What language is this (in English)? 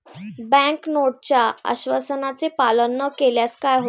Marathi